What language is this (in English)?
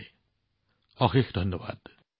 Assamese